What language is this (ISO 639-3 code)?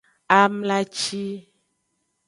ajg